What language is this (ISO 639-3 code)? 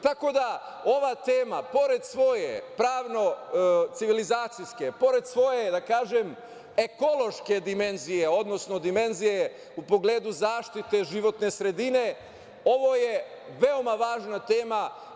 srp